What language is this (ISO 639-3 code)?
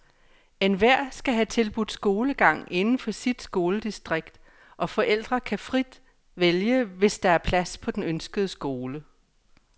dan